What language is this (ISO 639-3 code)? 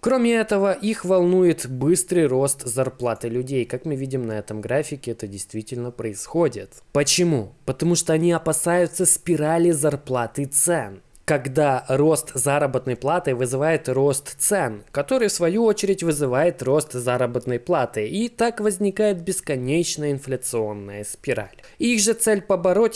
rus